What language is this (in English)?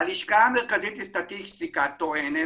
Hebrew